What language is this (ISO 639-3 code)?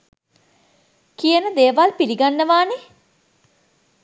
sin